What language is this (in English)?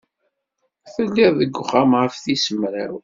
Kabyle